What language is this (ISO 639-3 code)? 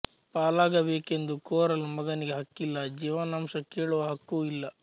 kan